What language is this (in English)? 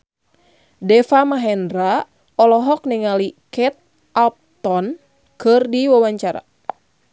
Sundanese